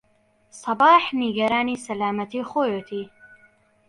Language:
Central Kurdish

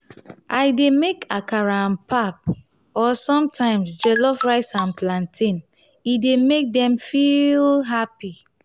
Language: Nigerian Pidgin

